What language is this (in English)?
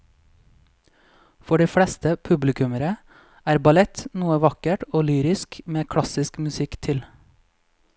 Norwegian